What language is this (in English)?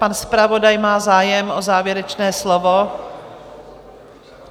Czech